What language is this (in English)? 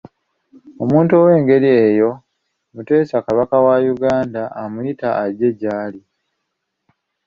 Ganda